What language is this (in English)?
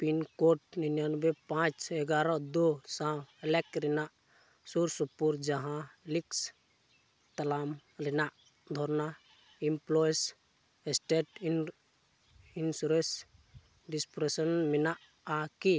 Santali